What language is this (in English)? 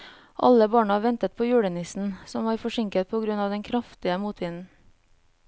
Norwegian